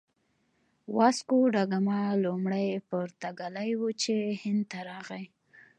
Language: Pashto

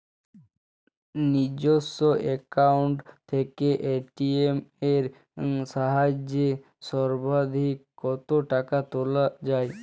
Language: Bangla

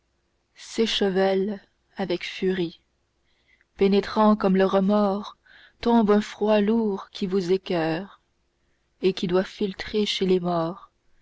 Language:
French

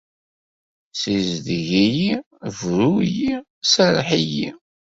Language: Kabyle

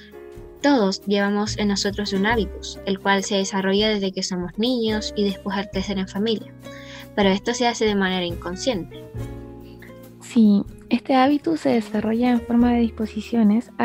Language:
Spanish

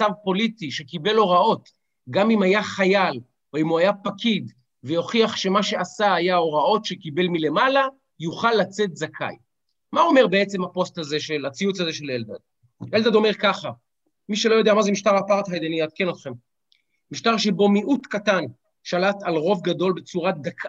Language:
Hebrew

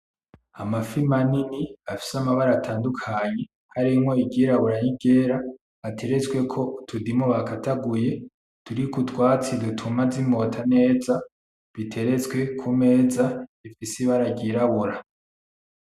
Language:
Rundi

